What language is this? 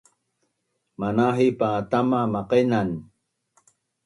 Bunun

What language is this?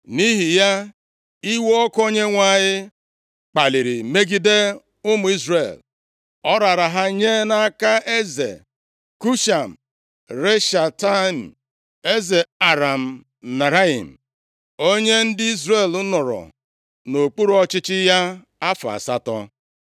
Igbo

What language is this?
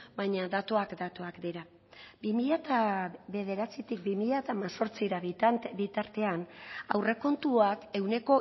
Basque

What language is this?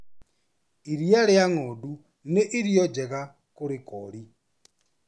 Kikuyu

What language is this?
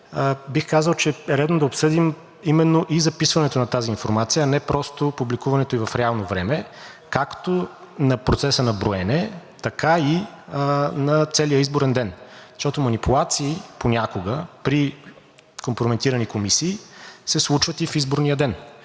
Bulgarian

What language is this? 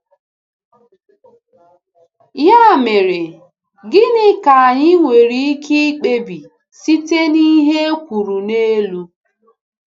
Igbo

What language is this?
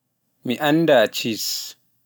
Pular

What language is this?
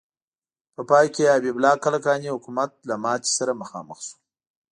Pashto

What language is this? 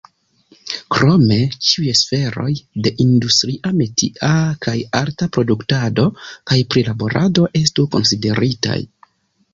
Esperanto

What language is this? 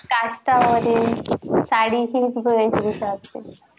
Marathi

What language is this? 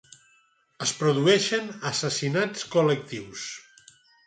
Catalan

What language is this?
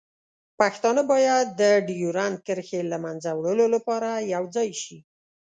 Pashto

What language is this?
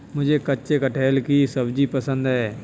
Hindi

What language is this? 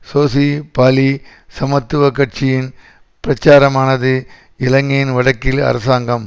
Tamil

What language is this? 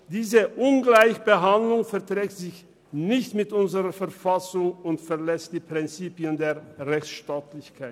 Swiss German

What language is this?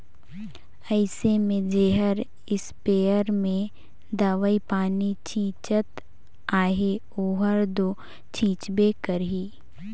Chhattisgarhi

